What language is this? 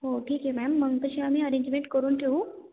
Marathi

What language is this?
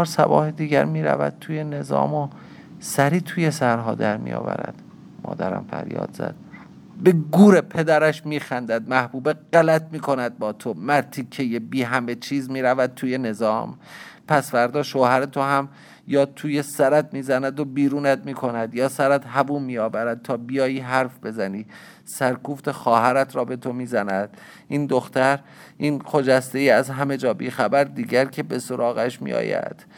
Persian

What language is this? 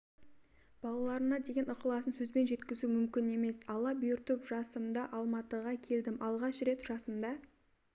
Kazakh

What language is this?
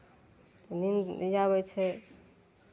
Maithili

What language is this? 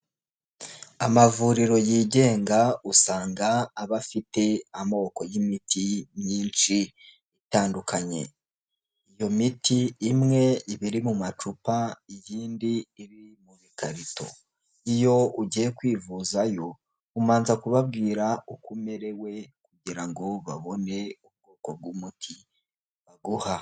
Kinyarwanda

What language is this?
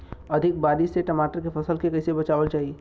Bhojpuri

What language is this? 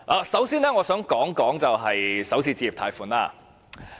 Cantonese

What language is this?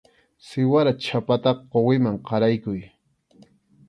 Arequipa-La Unión Quechua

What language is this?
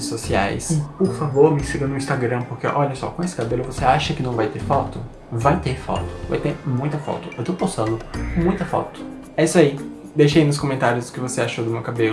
Portuguese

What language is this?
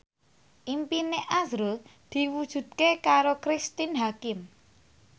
Javanese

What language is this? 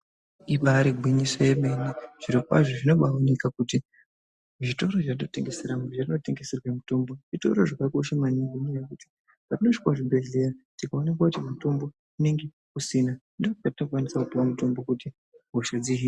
Ndau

